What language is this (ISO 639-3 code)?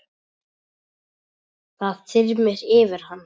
isl